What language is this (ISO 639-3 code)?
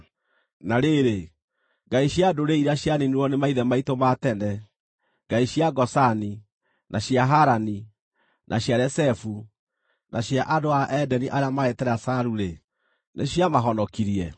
kik